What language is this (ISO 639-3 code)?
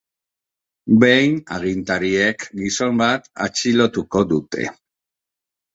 eus